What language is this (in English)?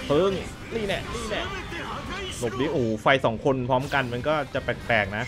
Thai